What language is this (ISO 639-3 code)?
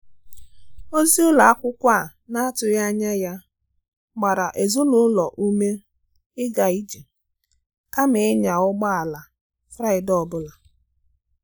ibo